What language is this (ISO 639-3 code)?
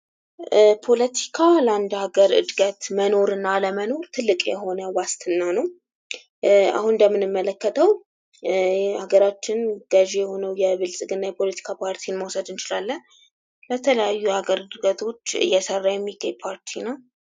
amh